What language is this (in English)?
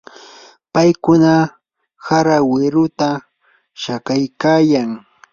Yanahuanca Pasco Quechua